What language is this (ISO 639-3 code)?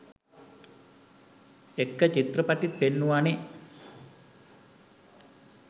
sin